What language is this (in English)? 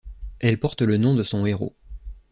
French